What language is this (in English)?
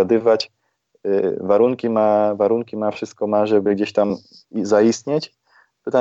Polish